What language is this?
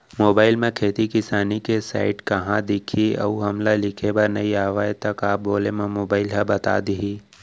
Chhattisgarhi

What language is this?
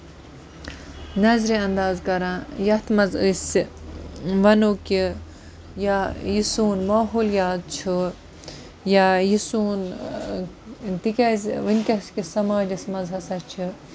Kashmiri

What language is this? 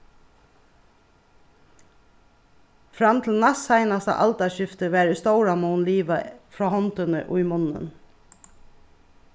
Faroese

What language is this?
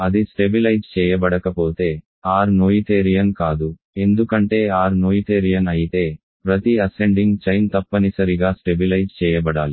Telugu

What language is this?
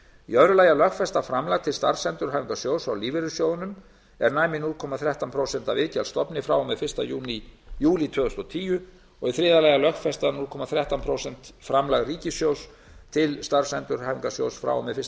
Icelandic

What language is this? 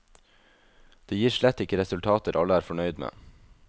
Norwegian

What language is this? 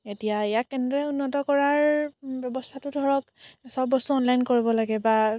Assamese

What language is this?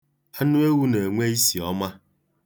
Igbo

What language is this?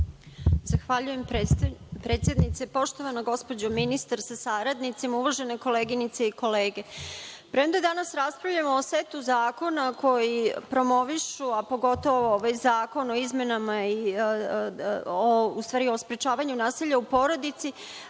Serbian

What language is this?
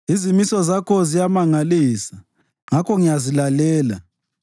North Ndebele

